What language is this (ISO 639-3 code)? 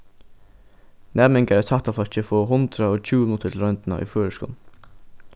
fao